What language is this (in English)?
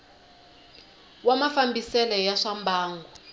Tsonga